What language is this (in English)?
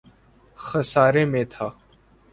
Urdu